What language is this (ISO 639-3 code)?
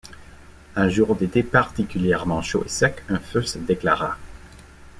fra